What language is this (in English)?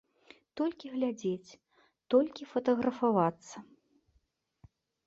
Belarusian